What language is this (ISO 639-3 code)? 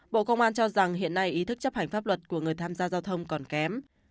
vie